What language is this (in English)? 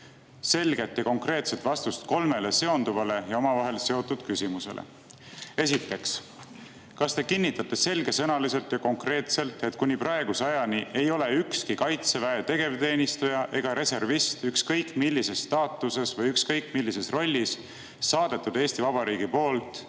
Estonian